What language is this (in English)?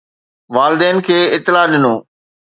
Sindhi